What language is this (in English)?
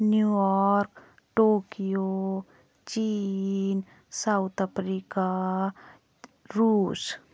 Hindi